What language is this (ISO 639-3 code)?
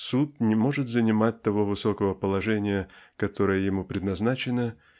rus